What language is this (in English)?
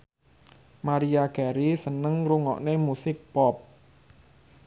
Javanese